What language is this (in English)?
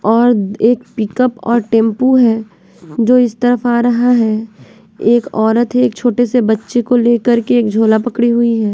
Hindi